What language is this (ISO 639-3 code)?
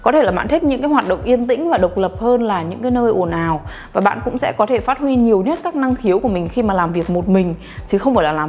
vie